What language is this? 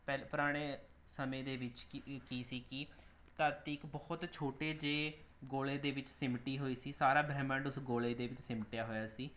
Punjabi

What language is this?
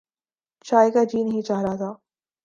Urdu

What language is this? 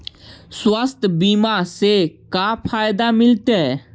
Magahi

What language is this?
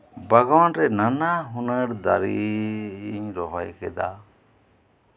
Santali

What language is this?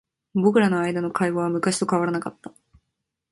Japanese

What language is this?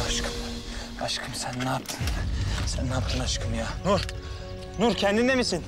Turkish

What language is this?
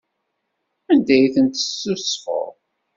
Kabyle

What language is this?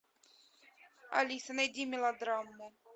Russian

